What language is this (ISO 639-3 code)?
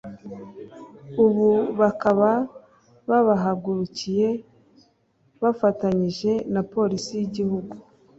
kin